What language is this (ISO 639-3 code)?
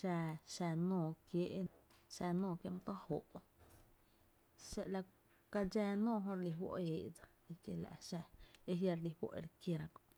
cte